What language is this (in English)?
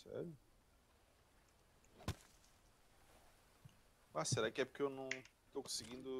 Portuguese